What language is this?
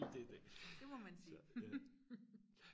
Danish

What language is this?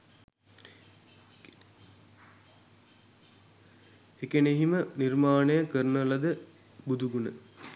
Sinhala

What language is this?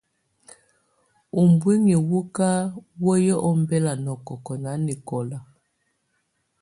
Tunen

